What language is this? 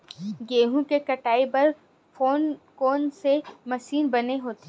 Chhattisgarhi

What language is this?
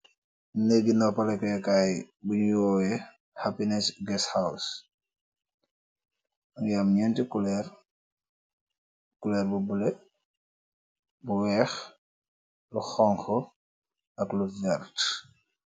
Wolof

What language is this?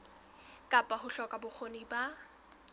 Southern Sotho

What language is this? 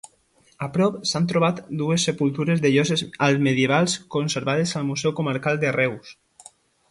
Catalan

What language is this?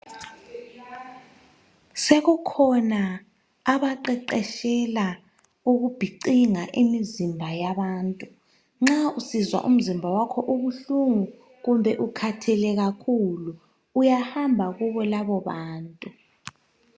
North Ndebele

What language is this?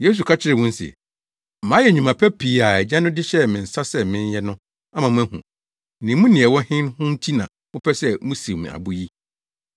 Akan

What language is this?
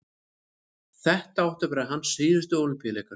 Icelandic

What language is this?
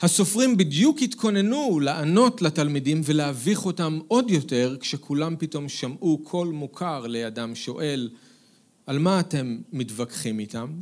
Hebrew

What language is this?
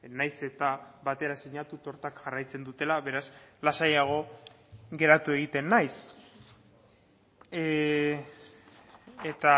Basque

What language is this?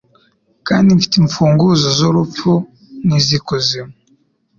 Kinyarwanda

